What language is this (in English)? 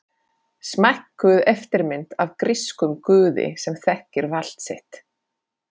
Icelandic